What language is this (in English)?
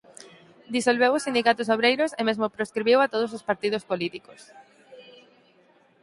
Galician